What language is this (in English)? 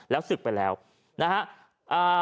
Thai